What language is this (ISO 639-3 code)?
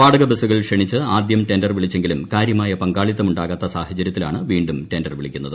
mal